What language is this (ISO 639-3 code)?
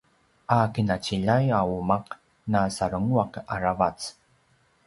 pwn